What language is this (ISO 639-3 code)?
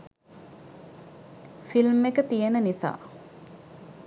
sin